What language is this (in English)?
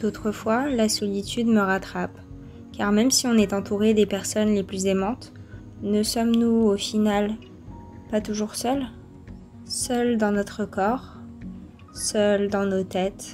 French